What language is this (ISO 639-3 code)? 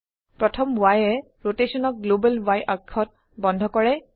asm